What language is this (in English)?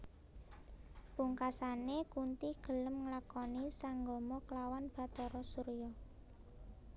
Javanese